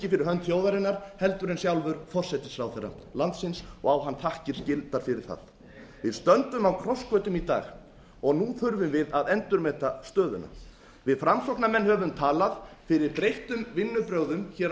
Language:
Icelandic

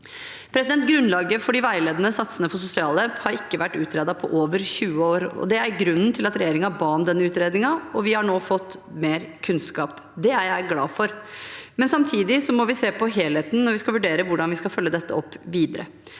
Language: Norwegian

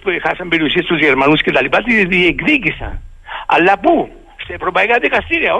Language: Greek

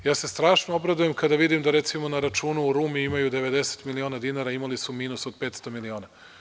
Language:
Serbian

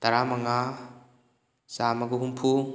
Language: Manipuri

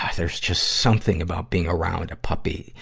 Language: English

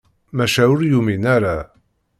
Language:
Kabyle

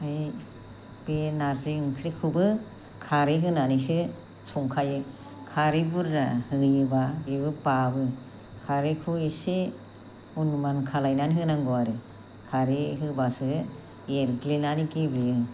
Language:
Bodo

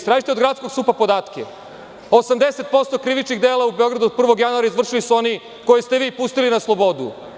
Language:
Serbian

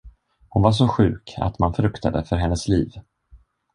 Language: Swedish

